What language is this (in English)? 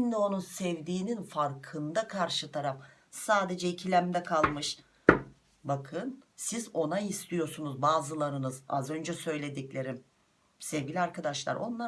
Turkish